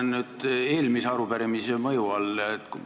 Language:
Estonian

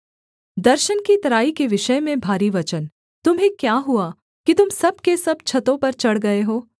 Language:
Hindi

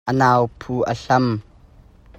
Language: Hakha Chin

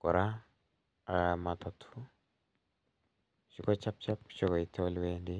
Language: Kalenjin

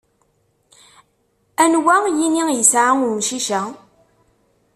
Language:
Kabyle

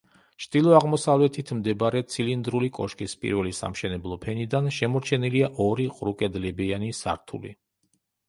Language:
Georgian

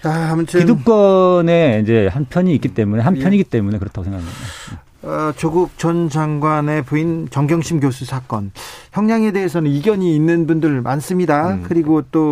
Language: Korean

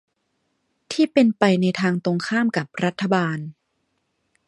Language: Thai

